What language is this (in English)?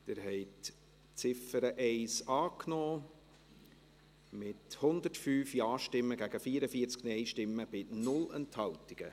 Swiss German